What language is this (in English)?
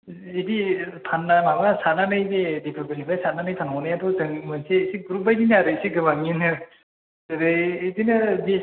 Bodo